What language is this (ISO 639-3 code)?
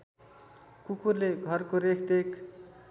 nep